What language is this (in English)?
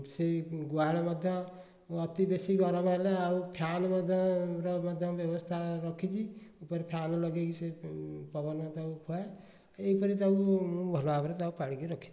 Odia